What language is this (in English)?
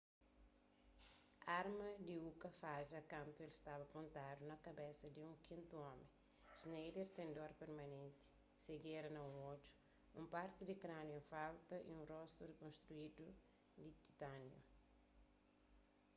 Kabuverdianu